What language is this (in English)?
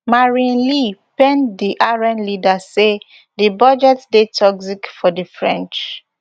Nigerian Pidgin